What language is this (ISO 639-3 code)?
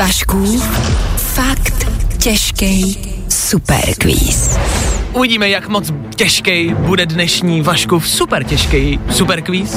ces